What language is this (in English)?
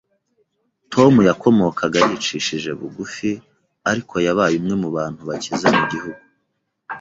Kinyarwanda